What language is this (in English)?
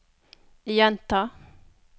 Norwegian